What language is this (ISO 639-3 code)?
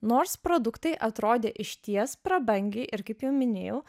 lit